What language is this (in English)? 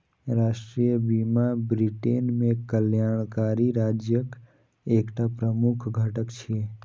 Maithili